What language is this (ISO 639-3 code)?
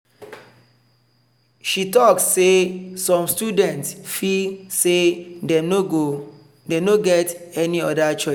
pcm